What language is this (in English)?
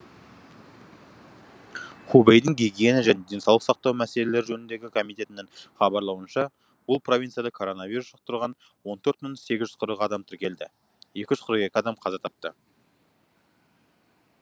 Kazakh